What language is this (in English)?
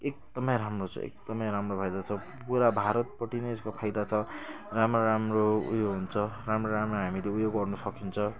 Nepali